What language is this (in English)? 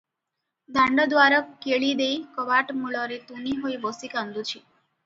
Odia